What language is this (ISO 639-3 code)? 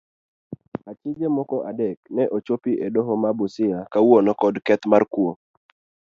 luo